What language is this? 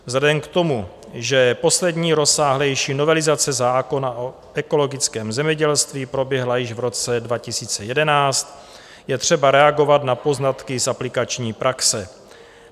Czech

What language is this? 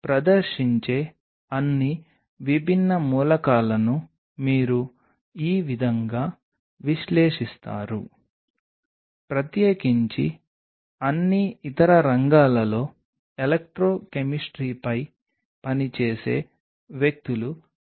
Telugu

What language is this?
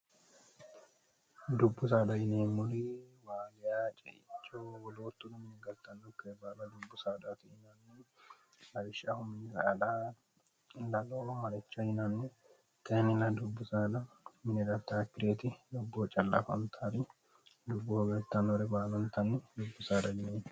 Sidamo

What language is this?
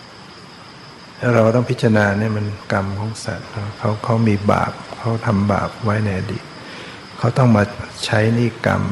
Thai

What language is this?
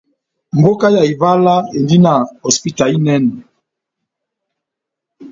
Batanga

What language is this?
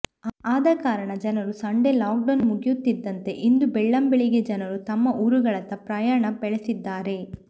Kannada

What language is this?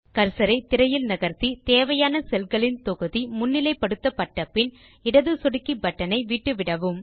Tamil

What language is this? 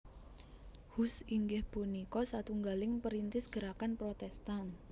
Javanese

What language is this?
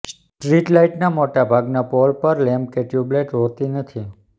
Gujarati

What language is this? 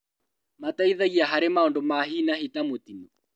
Kikuyu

